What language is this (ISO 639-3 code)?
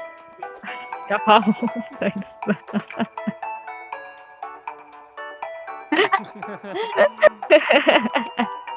kor